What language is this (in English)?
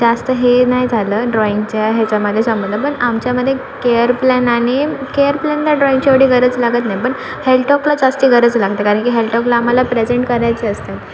Marathi